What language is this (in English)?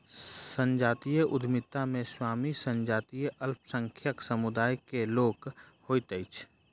Maithili